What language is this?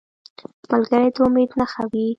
Pashto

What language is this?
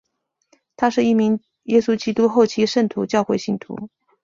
Chinese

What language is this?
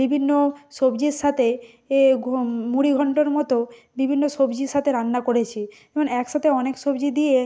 Bangla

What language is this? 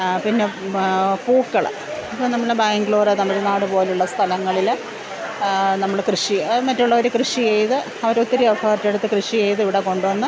Malayalam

